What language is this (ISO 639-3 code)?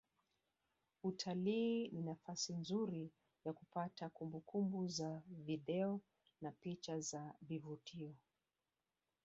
swa